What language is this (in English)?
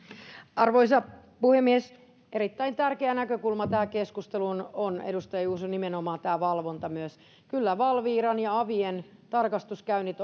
Finnish